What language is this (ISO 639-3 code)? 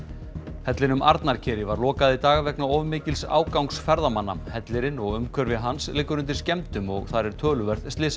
isl